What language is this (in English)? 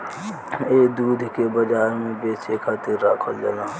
Bhojpuri